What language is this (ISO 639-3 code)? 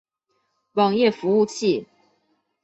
zho